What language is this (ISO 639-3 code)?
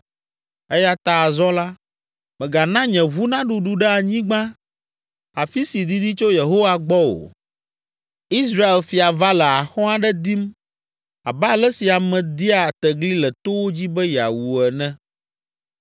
ewe